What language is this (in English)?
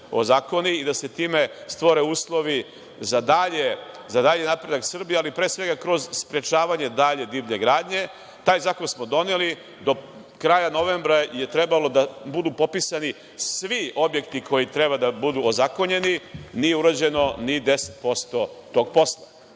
Serbian